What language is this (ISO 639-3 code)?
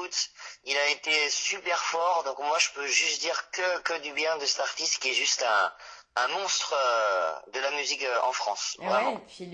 fra